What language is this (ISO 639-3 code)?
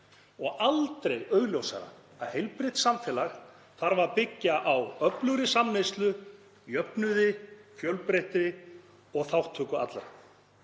isl